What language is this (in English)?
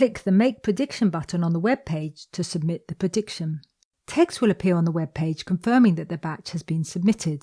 English